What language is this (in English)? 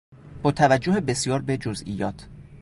Persian